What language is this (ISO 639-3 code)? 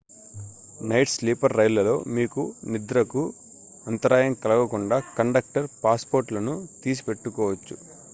tel